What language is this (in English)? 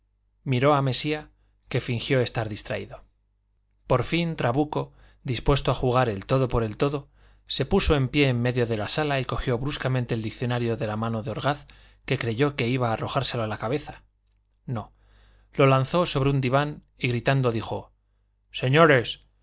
Spanish